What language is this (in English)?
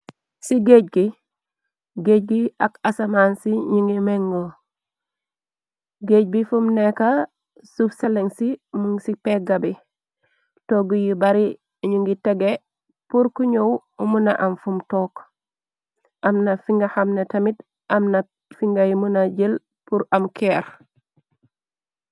Wolof